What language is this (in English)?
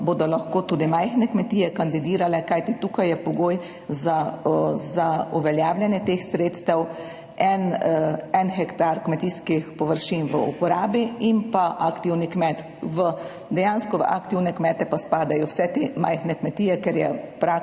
Slovenian